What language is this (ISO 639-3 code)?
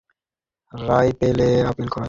ben